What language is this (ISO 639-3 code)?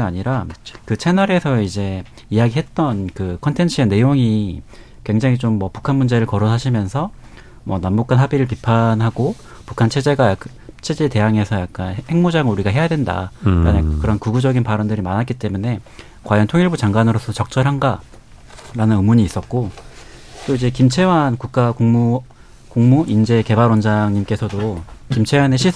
kor